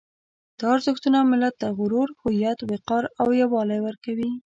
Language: Pashto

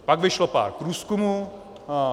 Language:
Czech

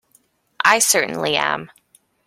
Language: English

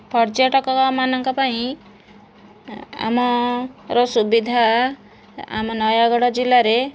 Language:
Odia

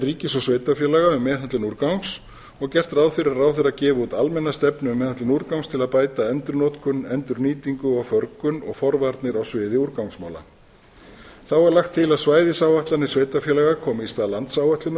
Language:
Icelandic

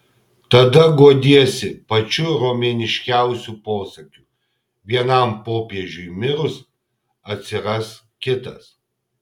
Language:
Lithuanian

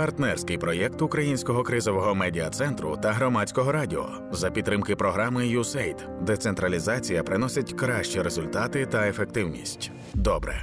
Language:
Ukrainian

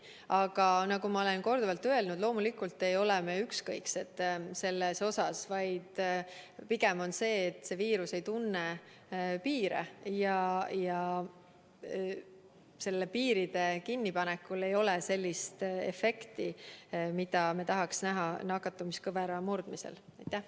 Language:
Estonian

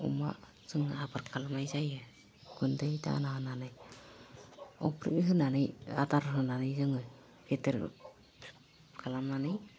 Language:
Bodo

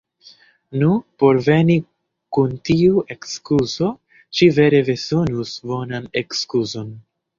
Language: Esperanto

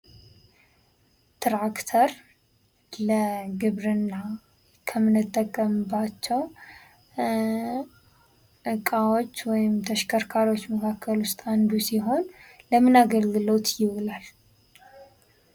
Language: Amharic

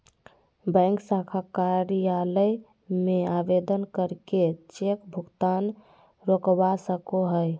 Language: Magahi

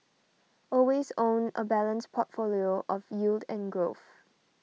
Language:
English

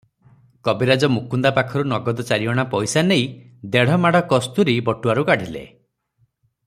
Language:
Odia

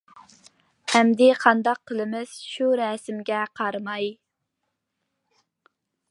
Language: Uyghur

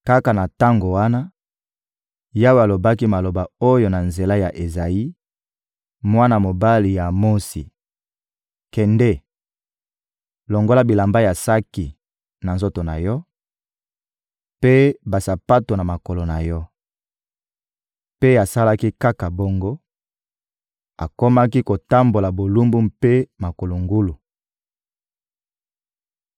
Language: Lingala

